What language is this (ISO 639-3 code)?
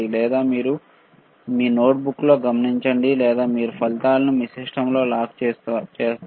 tel